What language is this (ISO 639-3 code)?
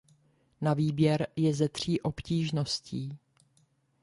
ces